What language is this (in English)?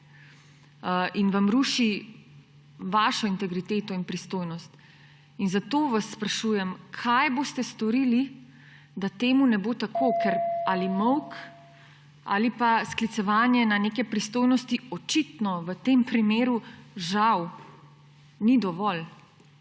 Slovenian